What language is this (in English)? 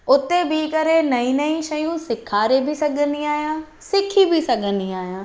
Sindhi